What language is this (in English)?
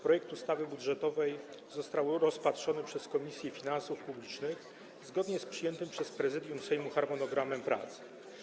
Polish